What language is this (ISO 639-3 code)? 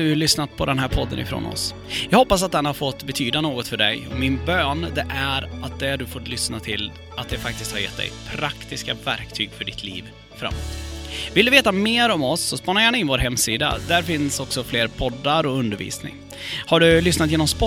swe